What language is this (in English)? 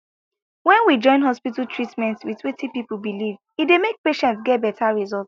Nigerian Pidgin